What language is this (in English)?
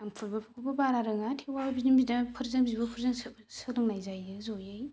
Bodo